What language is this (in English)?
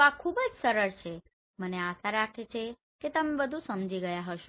Gujarati